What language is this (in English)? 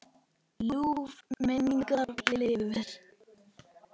Icelandic